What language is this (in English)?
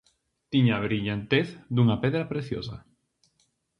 Galician